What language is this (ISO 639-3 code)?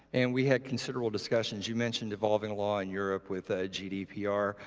eng